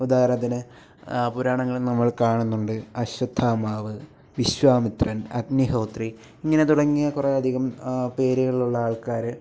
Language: Malayalam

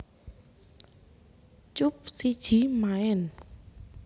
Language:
Javanese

